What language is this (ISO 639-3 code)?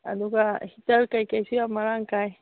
mni